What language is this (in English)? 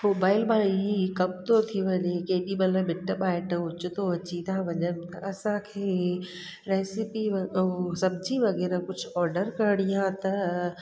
Sindhi